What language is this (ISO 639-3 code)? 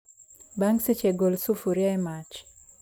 luo